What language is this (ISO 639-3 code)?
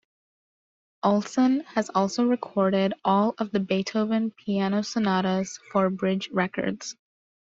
eng